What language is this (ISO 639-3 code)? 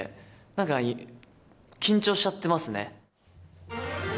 jpn